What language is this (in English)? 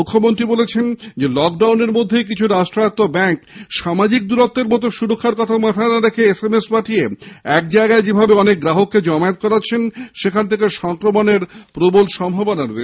Bangla